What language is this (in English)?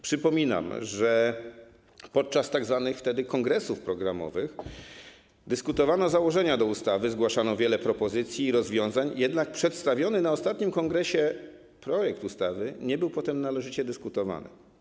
Polish